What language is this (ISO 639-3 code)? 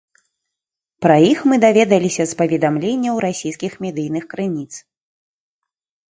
bel